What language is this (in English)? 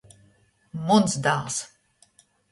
Latgalian